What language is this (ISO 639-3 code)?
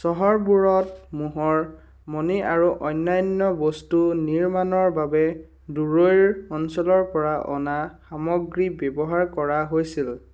asm